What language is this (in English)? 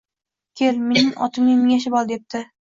Uzbek